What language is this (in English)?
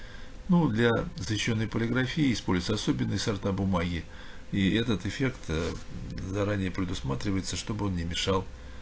Russian